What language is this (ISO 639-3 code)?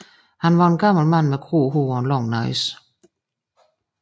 dan